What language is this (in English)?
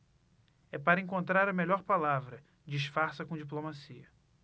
Portuguese